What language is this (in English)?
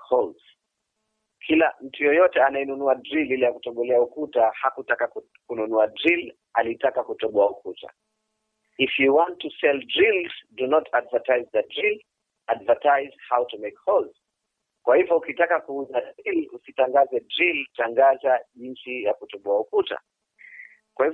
Swahili